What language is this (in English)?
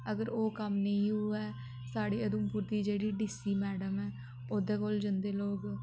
Dogri